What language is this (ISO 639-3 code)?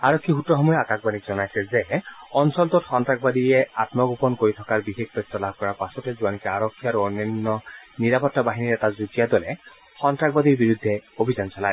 asm